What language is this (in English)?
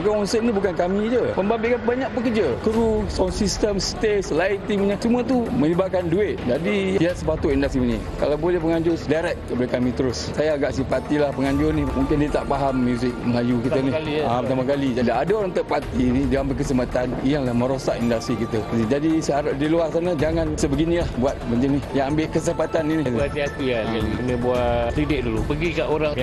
Malay